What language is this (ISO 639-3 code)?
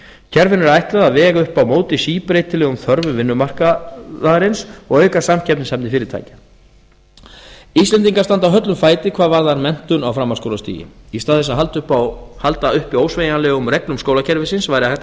isl